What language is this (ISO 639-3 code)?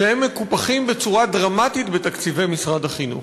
heb